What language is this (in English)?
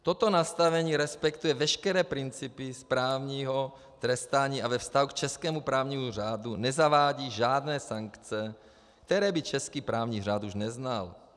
Czech